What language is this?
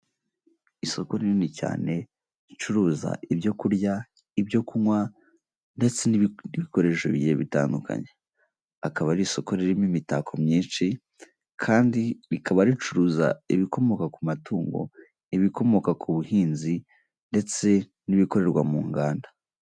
Kinyarwanda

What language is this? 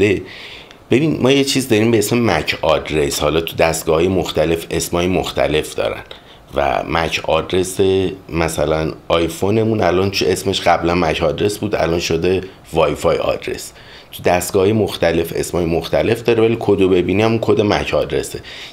Persian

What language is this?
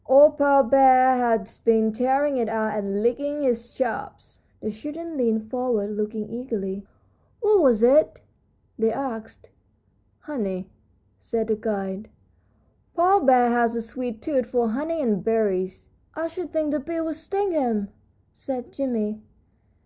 English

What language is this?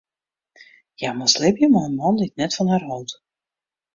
Western Frisian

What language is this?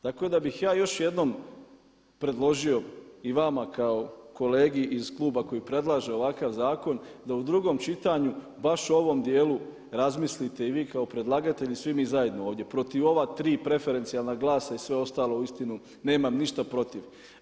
Croatian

